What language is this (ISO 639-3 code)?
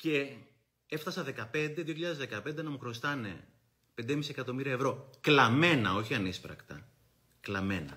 ell